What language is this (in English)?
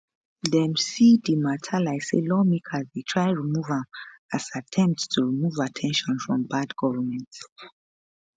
Nigerian Pidgin